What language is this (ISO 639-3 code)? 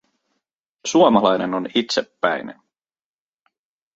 fin